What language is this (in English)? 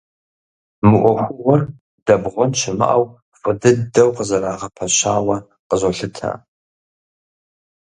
Kabardian